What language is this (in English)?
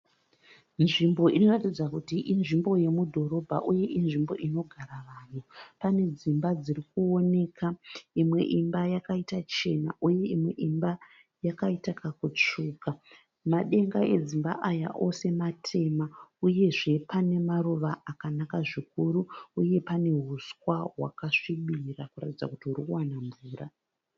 Shona